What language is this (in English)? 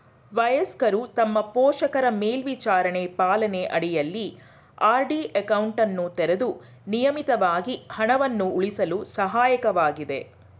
Kannada